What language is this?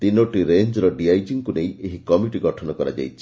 Odia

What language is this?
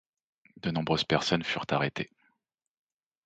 French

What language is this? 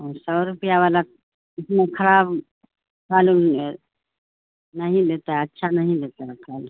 Urdu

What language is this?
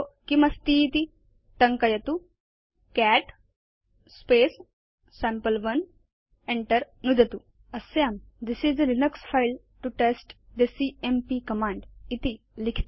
Sanskrit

